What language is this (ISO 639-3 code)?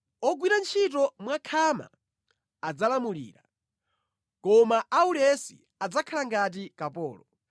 nya